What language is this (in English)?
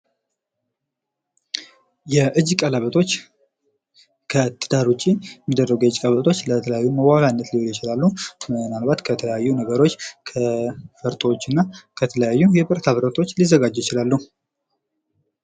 Amharic